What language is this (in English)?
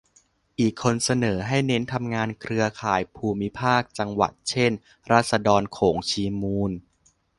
Thai